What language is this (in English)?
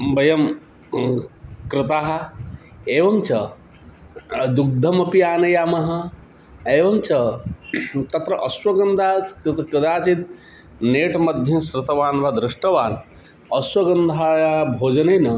Sanskrit